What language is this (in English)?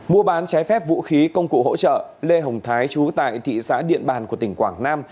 Vietnamese